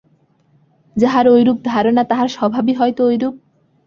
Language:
Bangla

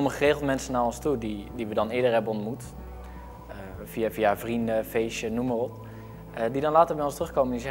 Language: Dutch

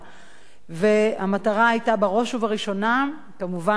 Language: Hebrew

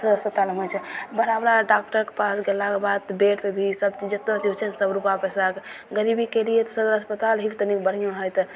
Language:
Maithili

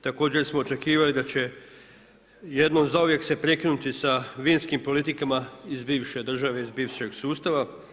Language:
Croatian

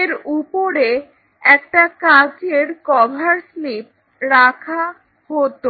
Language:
Bangla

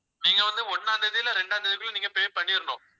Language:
Tamil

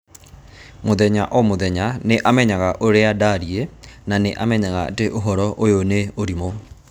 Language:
Kikuyu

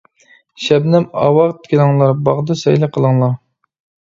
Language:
Uyghur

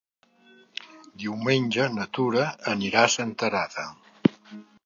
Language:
Catalan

